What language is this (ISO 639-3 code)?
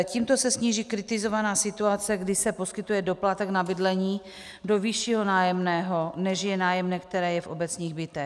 ces